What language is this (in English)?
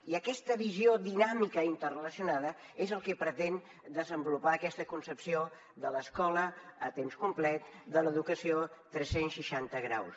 Catalan